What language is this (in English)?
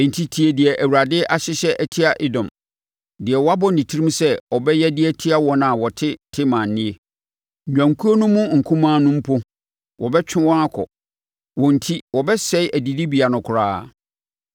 Akan